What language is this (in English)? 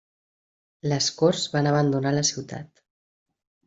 Catalan